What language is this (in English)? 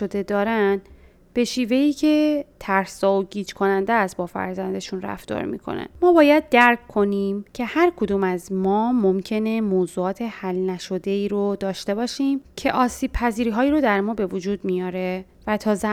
Persian